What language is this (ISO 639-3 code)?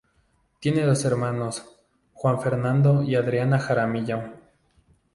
spa